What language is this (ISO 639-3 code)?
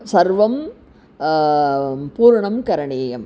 san